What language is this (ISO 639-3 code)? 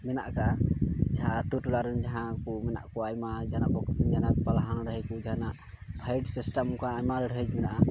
sat